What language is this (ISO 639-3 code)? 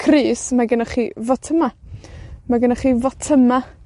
cym